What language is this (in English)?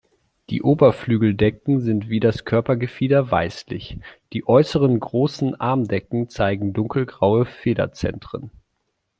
German